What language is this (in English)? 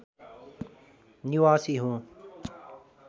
Nepali